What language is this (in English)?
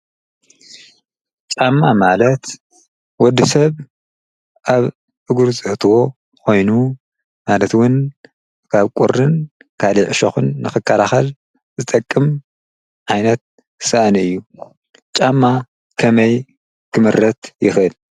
Tigrinya